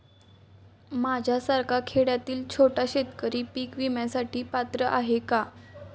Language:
Marathi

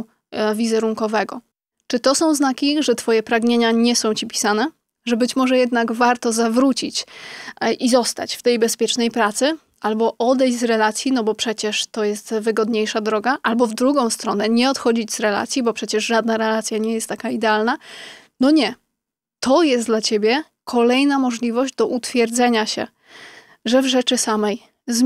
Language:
Polish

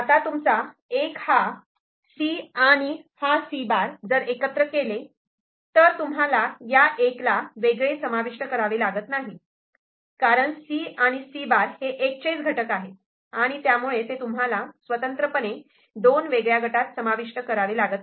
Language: Marathi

